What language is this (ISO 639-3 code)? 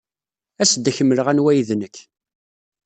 kab